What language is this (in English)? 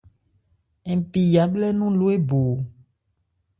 Ebrié